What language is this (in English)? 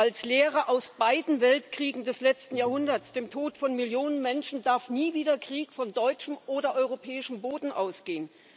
German